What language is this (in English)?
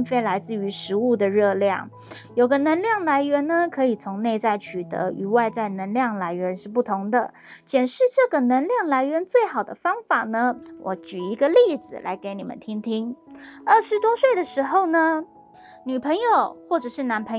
Chinese